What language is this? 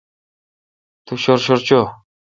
Kalkoti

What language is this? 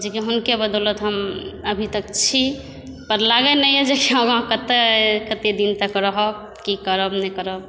Maithili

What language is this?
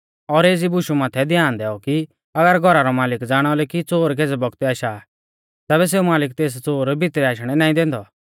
Mahasu Pahari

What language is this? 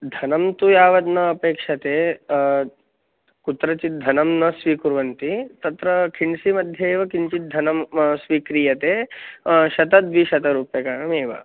Sanskrit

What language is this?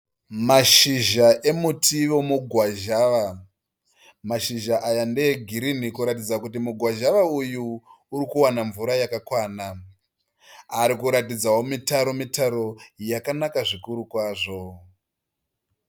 Shona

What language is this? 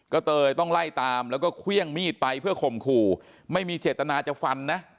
Thai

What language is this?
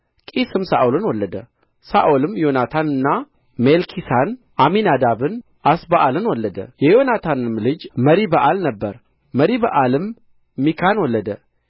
Amharic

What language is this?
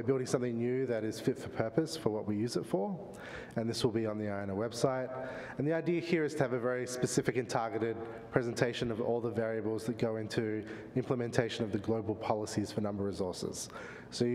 English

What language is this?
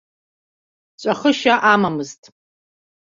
Abkhazian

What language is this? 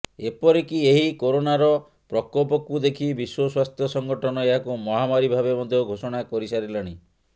Odia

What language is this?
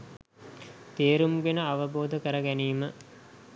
Sinhala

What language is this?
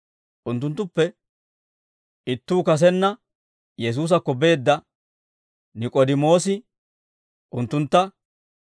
Dawro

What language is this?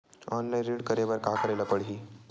Chhattisgarhi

